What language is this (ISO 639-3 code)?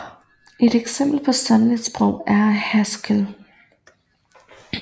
dan